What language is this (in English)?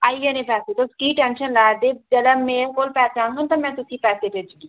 Dogri